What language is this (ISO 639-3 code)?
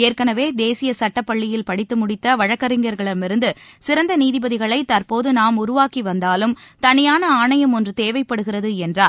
tam